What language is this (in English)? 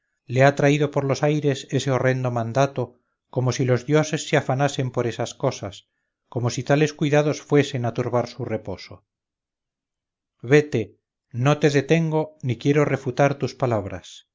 Spanish